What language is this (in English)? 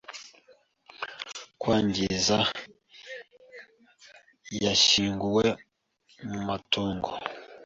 Kinyarwanda